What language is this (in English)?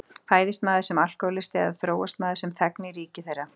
Icelandic